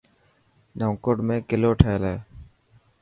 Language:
Dhatki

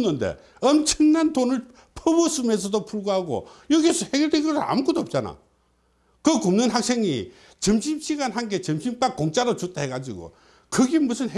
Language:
Korean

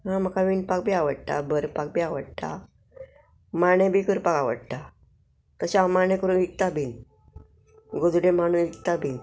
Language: Konkani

